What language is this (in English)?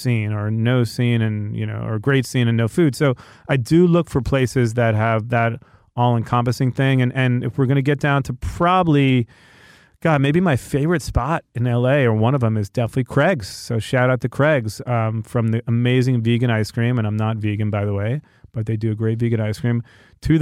English